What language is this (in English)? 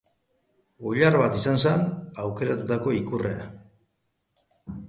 Basque